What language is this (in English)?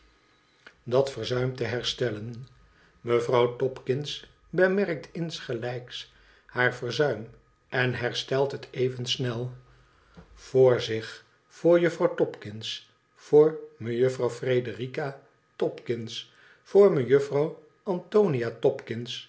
Dutch